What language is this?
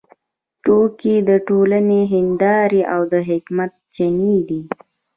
Pashto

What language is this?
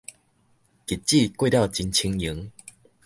Min Nan Chinese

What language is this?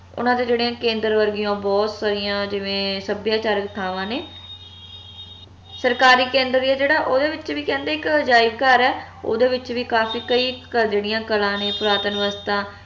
Punjabi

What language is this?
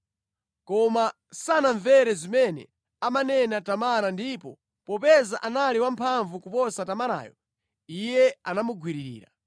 Nyanja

